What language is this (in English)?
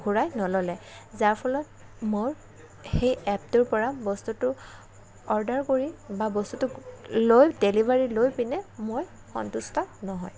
Assamese